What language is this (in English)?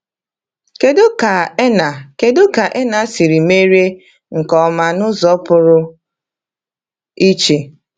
Igbo